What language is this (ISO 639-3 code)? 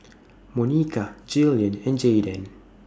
eng